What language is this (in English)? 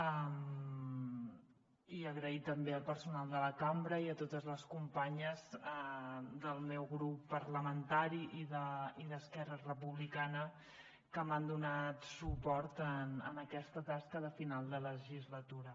Catalan